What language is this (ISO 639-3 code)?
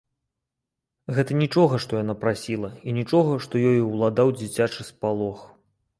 bel